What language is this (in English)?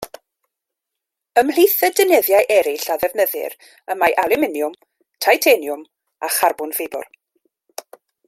Welsh